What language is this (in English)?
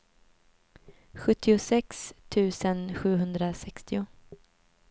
Swedish